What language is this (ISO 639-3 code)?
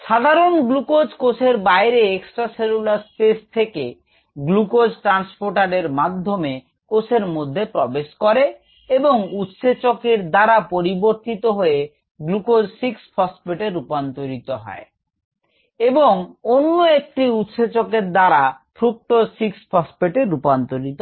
ben